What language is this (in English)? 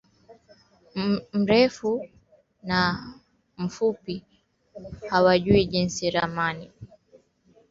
Swahili